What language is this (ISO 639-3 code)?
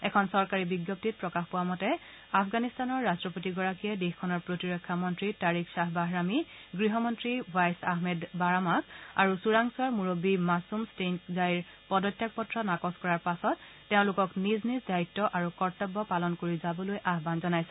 asm